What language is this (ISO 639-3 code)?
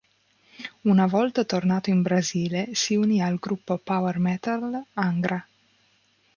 ita